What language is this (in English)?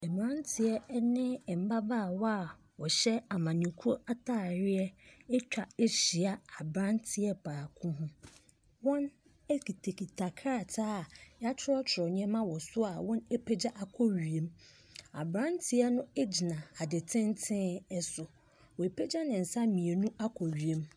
Akan